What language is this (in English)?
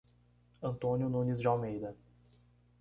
Portuguese